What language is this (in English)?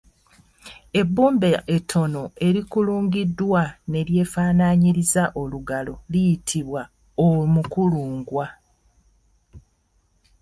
Ganda